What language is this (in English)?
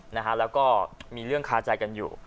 Thai